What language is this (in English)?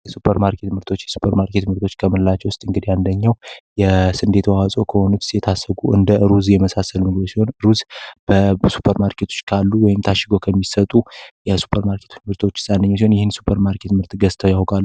Amharic